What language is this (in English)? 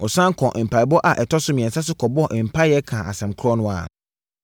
Akan